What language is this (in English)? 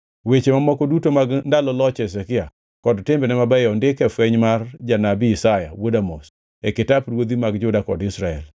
Luo (Kenya and Tanzania)